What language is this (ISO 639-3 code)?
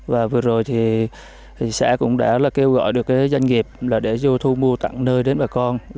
vie